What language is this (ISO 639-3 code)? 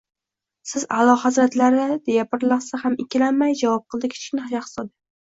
uzb